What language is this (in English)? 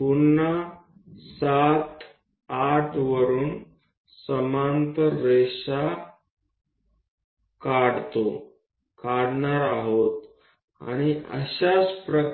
Gujarati